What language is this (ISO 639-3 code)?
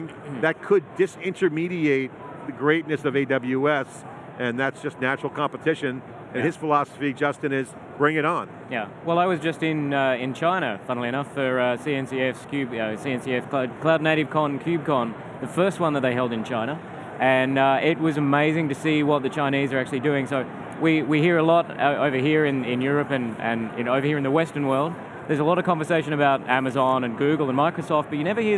eng